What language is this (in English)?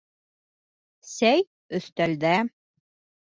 Bashkir